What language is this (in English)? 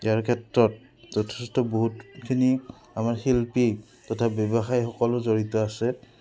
Assamese